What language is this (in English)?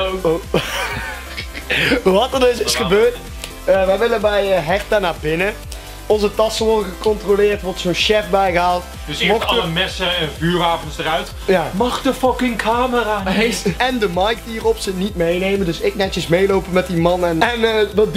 Dutch